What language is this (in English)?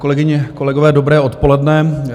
Czech